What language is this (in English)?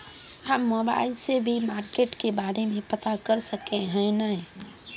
Magahi